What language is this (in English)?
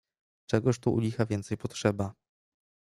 Polish